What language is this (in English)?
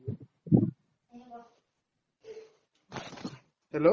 Assamese